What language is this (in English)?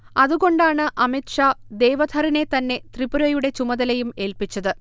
Malayalam